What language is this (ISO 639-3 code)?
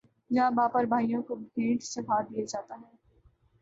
urd